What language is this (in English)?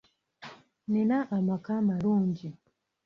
Ganda